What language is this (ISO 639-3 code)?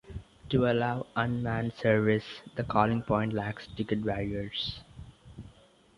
eng